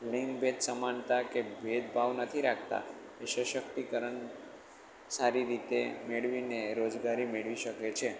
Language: Gujarati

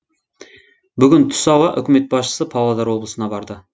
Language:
Kazakh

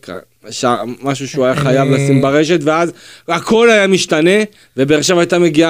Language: Hebrew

